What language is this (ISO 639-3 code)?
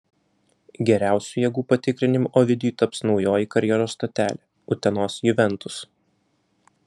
lit